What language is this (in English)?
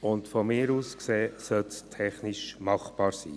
Swiss German